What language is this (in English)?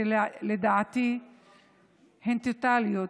Hebrew